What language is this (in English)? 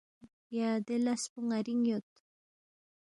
Balti